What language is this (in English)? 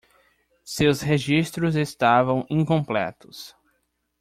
Portuguese